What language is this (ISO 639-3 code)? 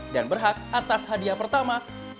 ind